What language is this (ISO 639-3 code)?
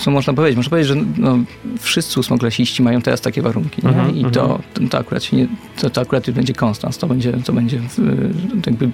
pol